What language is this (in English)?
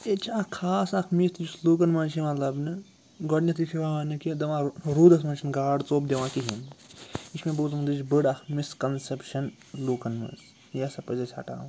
Kashmiri